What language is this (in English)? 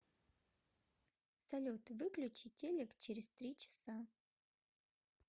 Russian